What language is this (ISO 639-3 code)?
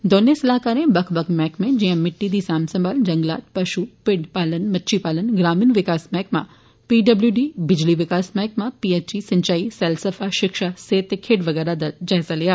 doi